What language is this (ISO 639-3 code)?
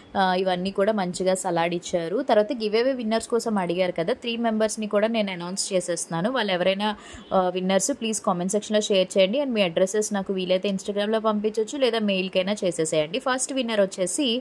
tel